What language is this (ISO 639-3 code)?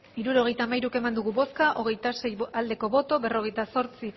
eus